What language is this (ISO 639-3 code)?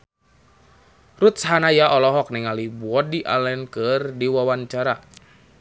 sun